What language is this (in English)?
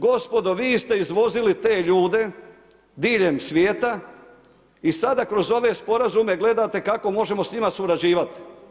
Croatian